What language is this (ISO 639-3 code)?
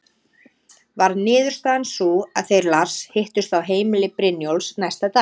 isl